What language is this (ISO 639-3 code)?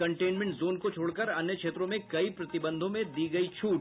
hin